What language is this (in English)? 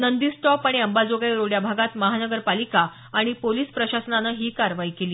Marathi